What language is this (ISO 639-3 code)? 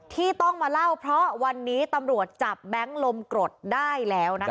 tha